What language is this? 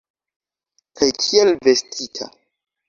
Esperanto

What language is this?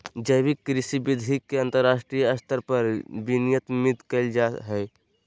Magahi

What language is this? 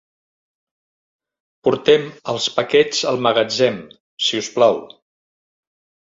Catalan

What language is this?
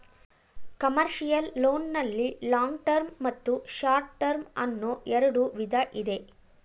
Kannada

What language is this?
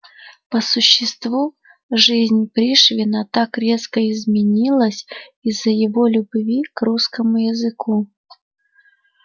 Russian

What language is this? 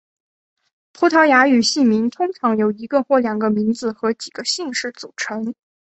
Chinese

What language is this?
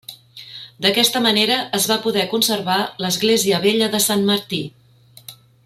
Catalan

